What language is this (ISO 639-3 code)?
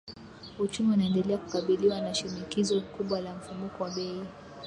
swa